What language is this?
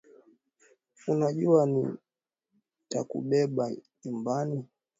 Swahili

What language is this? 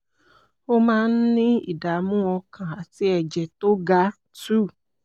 Yoruba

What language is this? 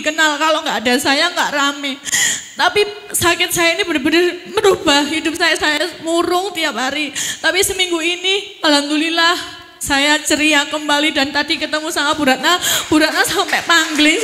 Indonesian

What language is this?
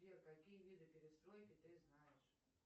Russian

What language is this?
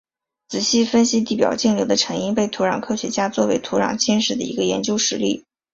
Chinese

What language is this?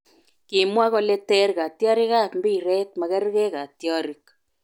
Kalenjin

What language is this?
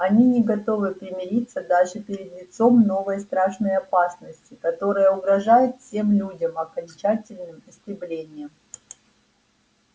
Russian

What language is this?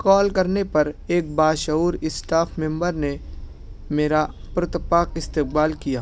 Urdu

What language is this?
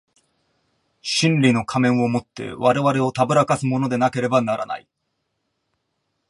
Japanese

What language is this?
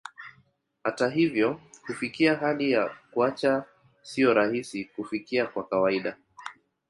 Swahili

